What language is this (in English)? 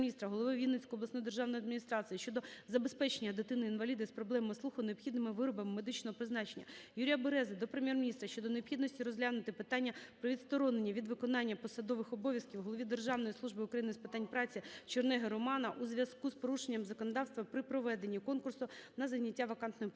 Ukrainian